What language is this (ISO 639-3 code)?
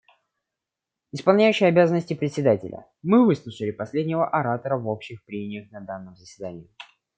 rus